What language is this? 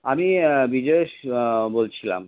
Bangla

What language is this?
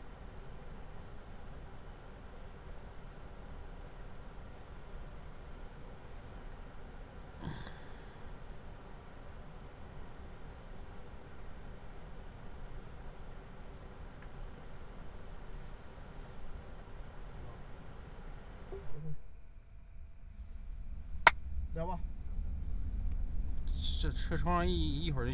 Chinese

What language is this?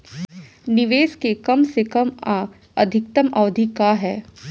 Bhojpuri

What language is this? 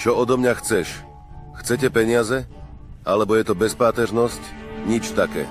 Slovak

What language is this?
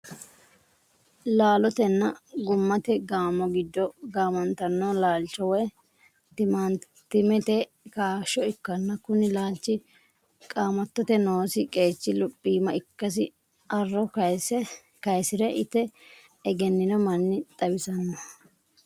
Sidamo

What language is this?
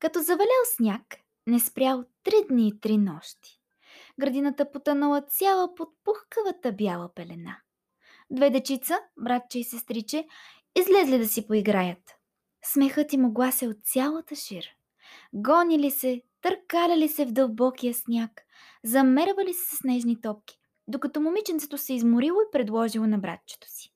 Bulgarian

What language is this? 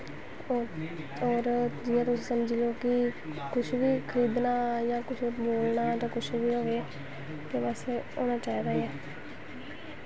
Dogri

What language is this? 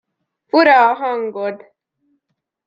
Hungarian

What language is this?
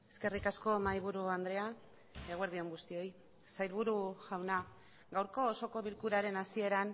Basque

